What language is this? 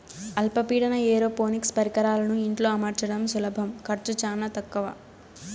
Telugu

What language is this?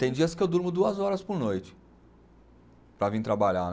Portuguese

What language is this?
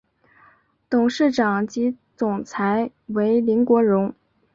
Chinese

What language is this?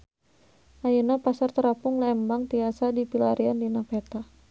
Sundanese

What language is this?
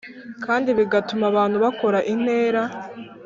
Kinyarwanda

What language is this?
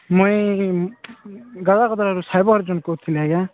Odia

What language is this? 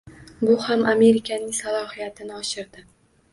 Uzbek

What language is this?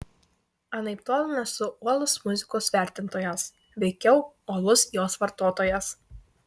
Lithuanian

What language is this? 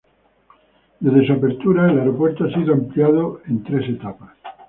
Spanish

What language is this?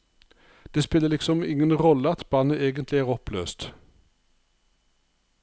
Norwegian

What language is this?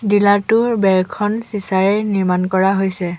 Assamese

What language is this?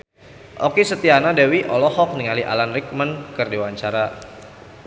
Sundanese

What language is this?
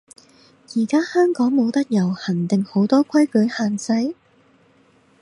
Cantonese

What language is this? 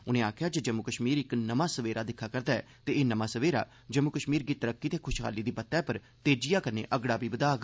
Dogri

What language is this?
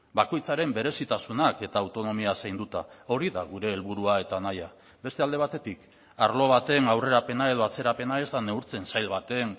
Basque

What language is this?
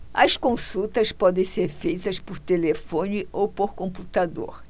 Portuguese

